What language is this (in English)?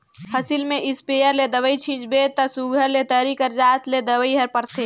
Chhattisgarhi